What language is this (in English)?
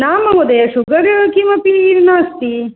Sanskrit